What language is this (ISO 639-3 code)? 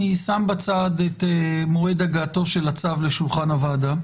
heb